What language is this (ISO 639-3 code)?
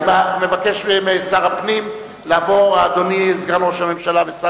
heb